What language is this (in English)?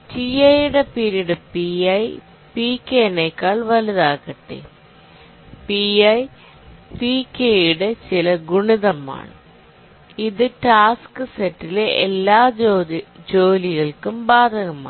Malayalam